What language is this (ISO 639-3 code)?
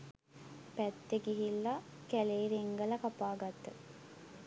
sin